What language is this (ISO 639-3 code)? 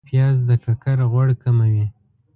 pus